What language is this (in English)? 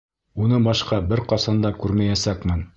Bashkir